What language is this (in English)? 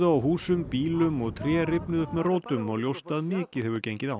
Icelandic